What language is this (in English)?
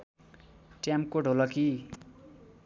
Nepali